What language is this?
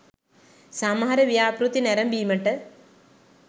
Sinhala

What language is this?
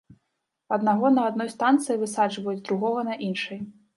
Belarusian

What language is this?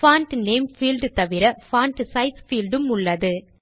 Tamil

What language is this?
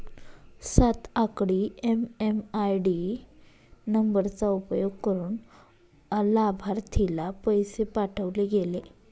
Marathi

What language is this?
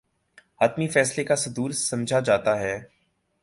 Urdu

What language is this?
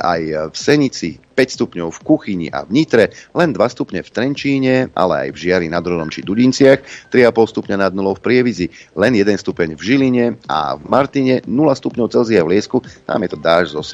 Slovak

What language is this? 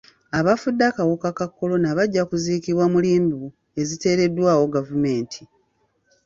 Ganda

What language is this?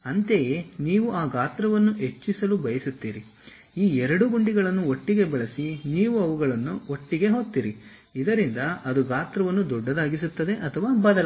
Kannada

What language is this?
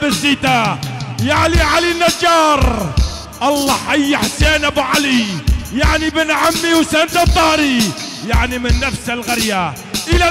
Arabic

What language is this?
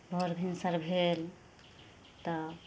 Maithili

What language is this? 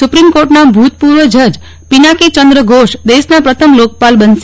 Gujarati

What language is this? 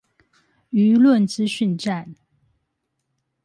Chinese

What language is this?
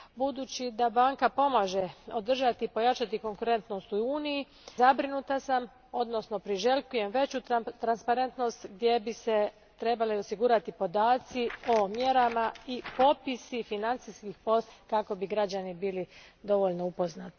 Croatian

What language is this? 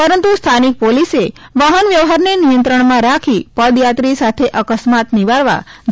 Gujarati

